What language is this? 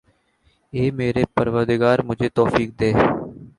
Urdu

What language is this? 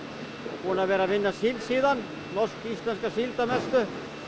Icelandic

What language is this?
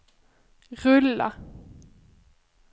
Swedish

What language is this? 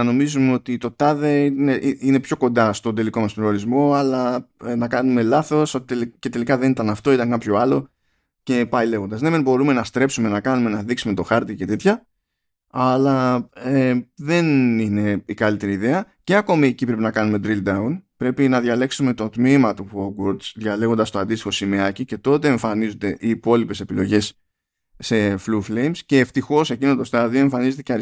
Greek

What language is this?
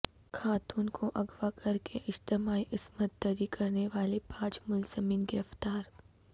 Urdu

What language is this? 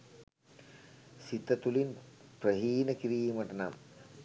Sinhala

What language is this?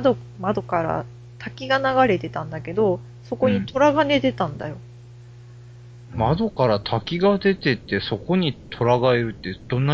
Japanese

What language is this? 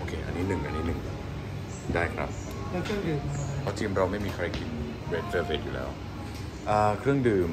Thai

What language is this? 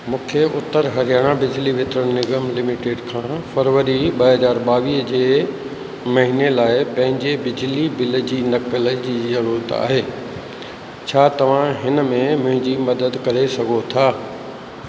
Sindhi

